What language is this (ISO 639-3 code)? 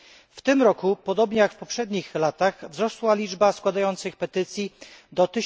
pol